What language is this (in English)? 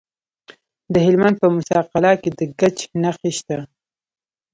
Pashto